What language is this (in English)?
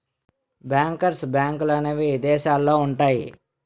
Telugu